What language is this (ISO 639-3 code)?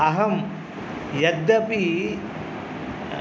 san